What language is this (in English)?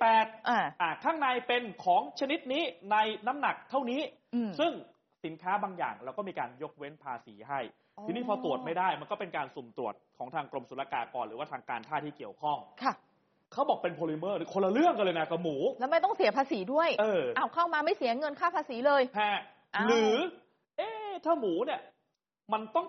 Thai